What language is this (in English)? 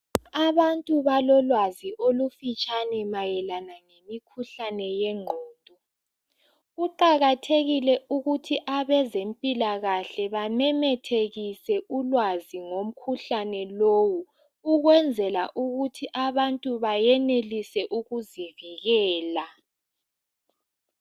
North Ndebele